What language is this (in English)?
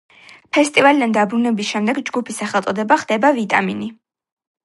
Georgian